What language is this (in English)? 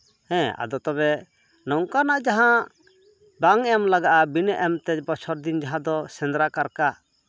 Santali